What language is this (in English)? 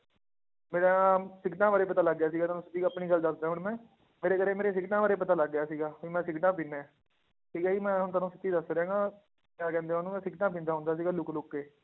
Punjabi